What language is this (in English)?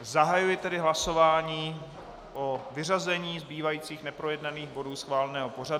Czech